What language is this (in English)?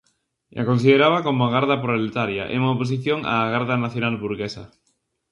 Galician